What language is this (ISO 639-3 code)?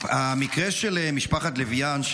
heb